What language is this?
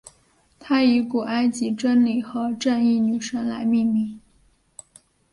Chinese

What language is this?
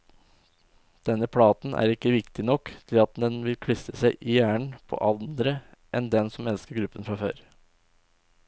Norwegian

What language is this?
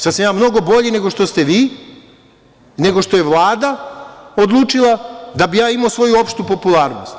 Serbian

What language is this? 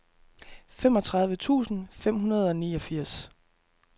Danish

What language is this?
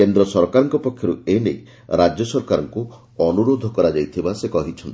Odia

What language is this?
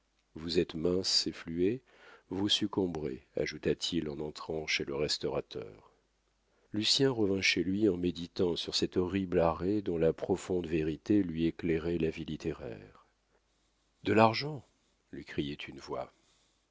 French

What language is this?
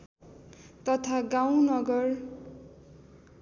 Nepali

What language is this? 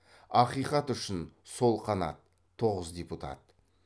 Kazakh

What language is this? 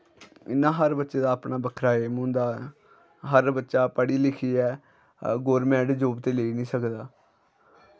Dogri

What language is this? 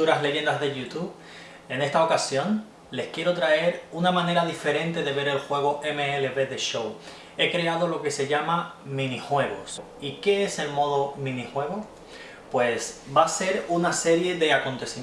Spanish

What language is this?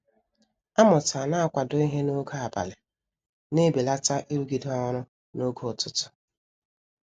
Igbo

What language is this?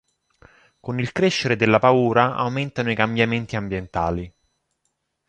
Italian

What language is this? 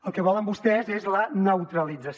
Catalan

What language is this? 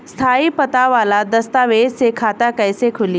Bhojpuri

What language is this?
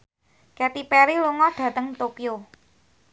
Javanese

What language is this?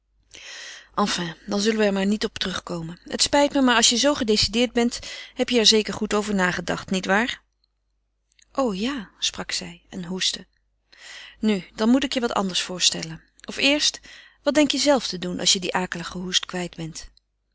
Dutch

